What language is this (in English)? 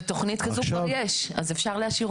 Hebrew